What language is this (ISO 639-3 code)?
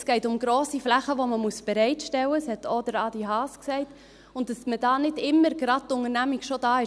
gsw